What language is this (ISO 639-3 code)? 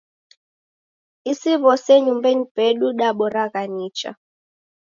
dav